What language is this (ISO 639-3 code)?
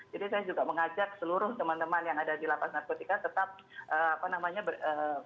ind